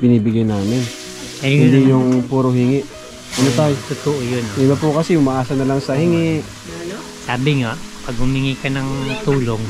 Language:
Filipino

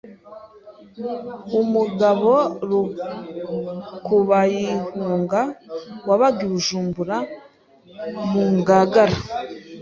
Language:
Kinyarwanda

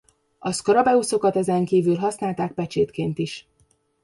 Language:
Hungarian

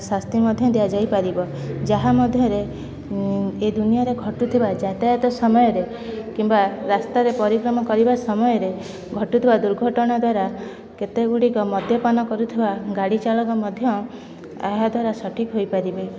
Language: Odia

